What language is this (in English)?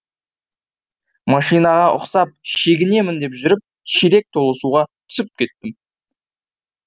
Kazakh